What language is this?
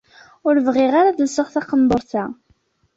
Kabyle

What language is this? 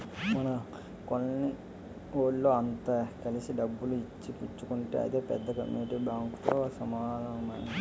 Telugu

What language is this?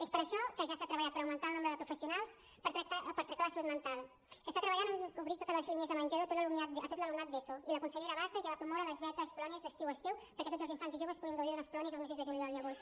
Catalan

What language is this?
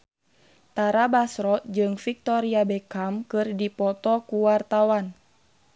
Sundanese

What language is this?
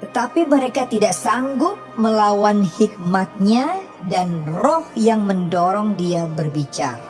Indonesian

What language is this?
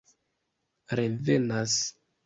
Esperanto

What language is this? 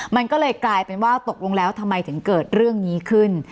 Thai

